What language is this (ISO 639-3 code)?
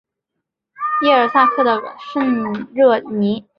zho